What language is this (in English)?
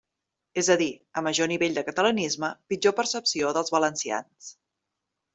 Catalan